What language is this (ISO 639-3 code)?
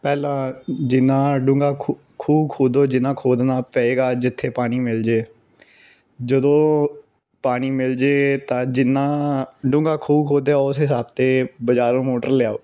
pan